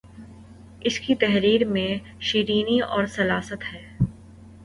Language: Urdu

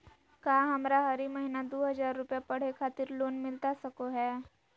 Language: Magahi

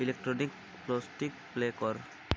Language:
Odia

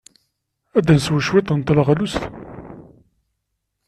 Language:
Kabyle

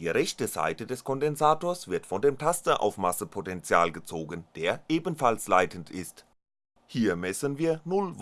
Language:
German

